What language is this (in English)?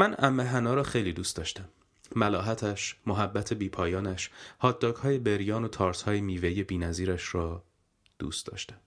Persian